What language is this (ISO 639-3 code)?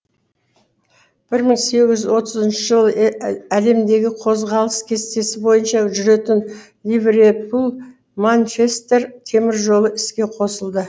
kaz